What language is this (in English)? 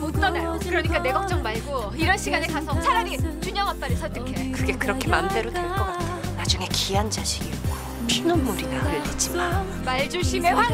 Korean